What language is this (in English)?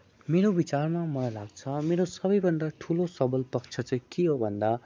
Nepali